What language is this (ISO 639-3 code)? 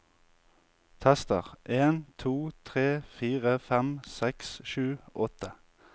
nor